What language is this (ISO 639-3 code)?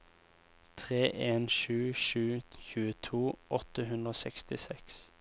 nor